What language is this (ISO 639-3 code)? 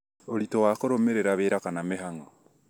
kik